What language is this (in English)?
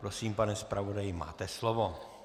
Czech